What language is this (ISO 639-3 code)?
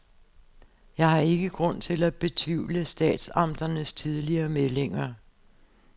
dan